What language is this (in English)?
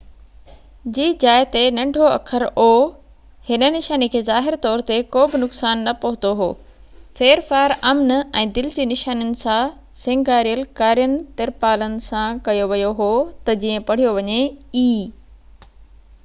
Sindhi